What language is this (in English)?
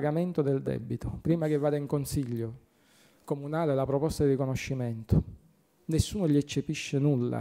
Italian